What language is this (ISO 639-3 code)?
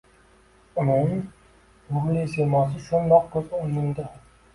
uzb